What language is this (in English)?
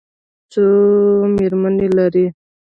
Pashto